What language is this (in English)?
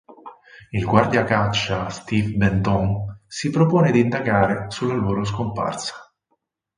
Italian